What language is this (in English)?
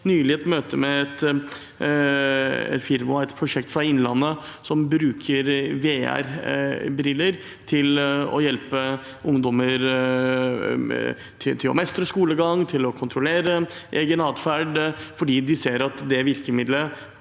Norwegian